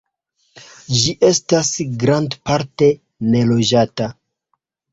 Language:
Esperanto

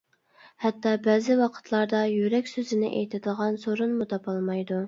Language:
Uyghur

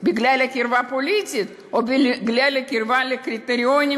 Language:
Hebrew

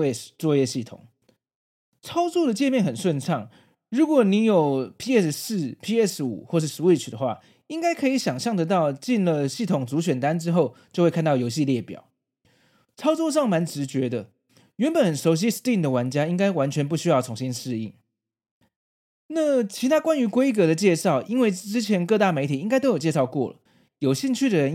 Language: Chinese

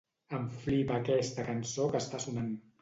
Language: Catalan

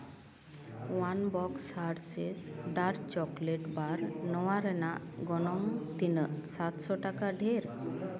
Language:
Santali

